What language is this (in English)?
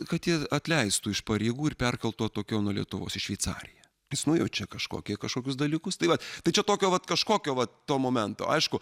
Lithuanian